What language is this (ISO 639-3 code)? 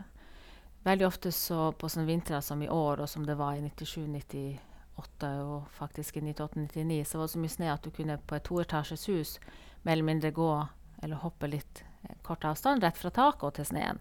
nor